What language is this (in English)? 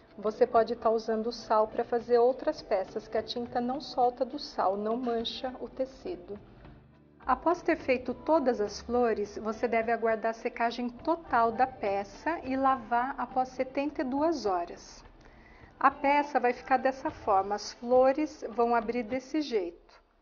Portuguese